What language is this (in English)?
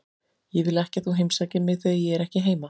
Icelandic